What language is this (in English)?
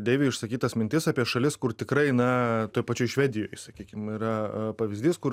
Lithuanian